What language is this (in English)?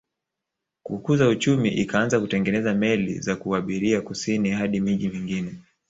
Swahili